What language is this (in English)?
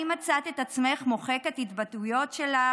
Hebrew